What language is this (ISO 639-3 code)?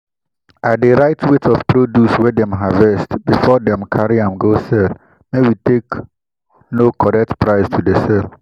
pcm